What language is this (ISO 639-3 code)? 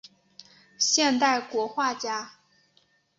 zho